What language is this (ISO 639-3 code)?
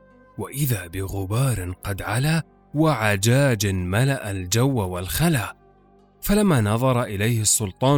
ara